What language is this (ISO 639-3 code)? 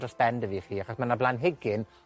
cym